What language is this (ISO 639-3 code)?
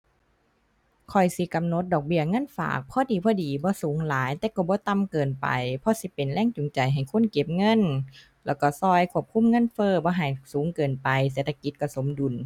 tha